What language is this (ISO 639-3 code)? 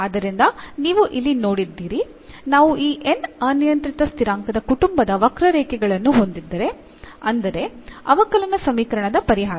kan